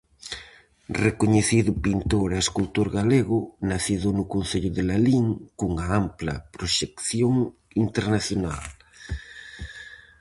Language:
Galician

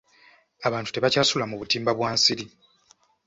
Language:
Ganda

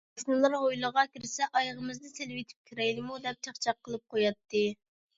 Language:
Uyghur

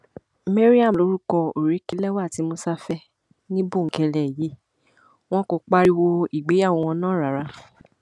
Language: Yoruba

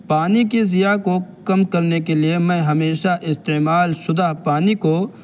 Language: Urdu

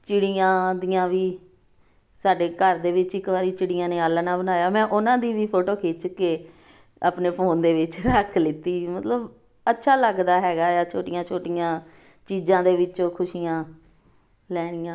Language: Punjabi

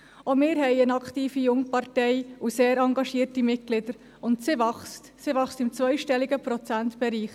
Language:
Swiss German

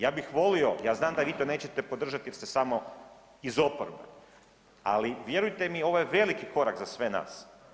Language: Croatian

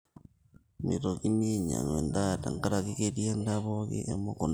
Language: Masai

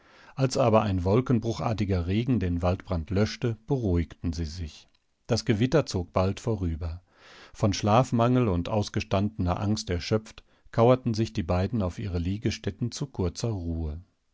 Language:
German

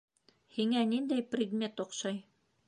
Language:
Bashkir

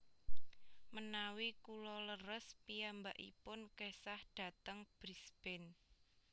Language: Javanese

